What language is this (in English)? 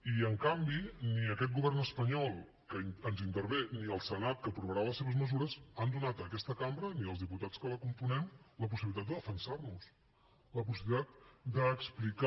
Catalan